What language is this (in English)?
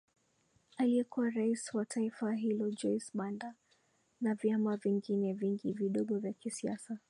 Swahili